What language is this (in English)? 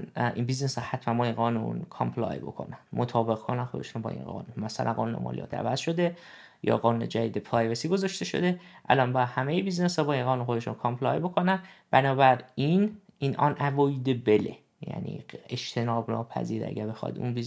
Persian